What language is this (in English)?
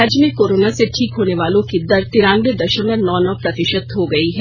Hindi